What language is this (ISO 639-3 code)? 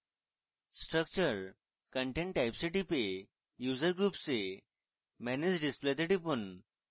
ben